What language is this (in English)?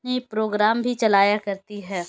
Urdu